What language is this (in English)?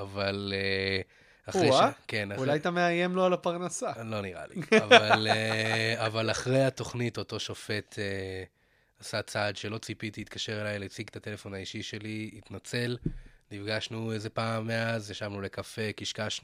Hebrew